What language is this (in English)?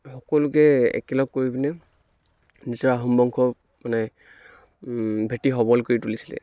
Assamese